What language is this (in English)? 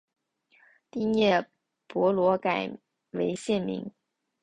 Chinese